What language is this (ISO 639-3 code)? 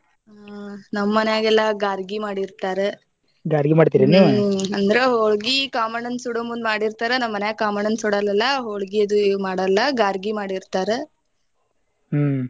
kan